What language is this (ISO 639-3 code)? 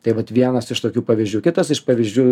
lit